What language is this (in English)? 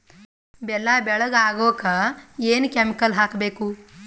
Kannada